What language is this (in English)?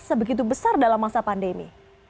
Indonesian